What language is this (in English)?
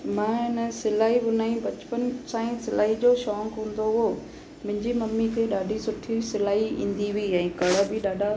Sindhi